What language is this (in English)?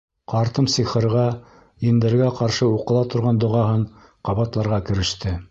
Bashkir